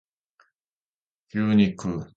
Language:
Japanese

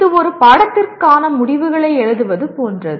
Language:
Tamil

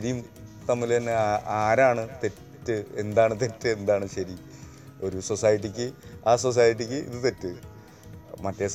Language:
Malayalam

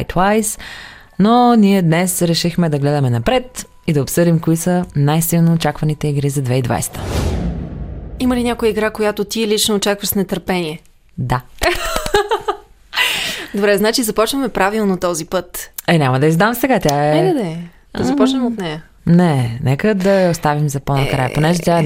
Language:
Bulgarian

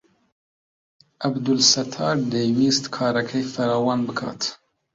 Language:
Central Kurdish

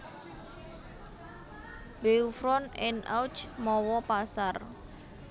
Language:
Javanese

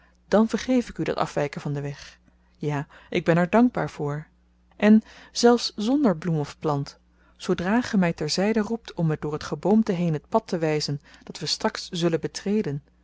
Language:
Dutch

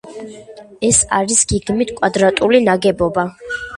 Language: Georgian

